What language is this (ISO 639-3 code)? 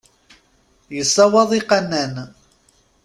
kab